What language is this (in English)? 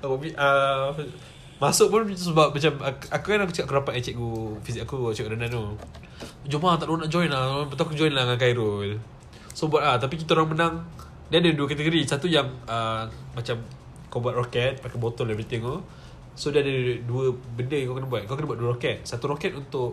Malay